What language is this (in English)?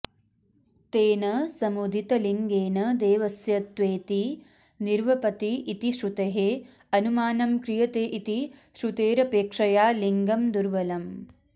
Sanskrit